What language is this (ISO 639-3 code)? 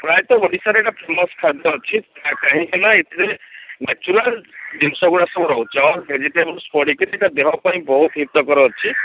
ori